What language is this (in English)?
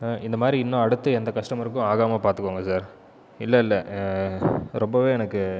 Tamil